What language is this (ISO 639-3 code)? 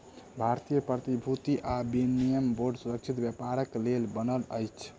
mai